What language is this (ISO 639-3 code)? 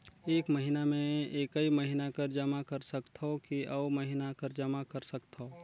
hne